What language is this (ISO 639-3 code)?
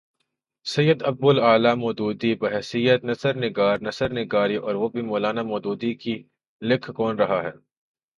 urd